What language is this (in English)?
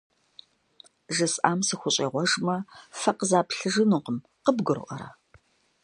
Kabardian